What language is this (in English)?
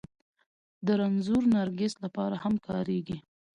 Pashto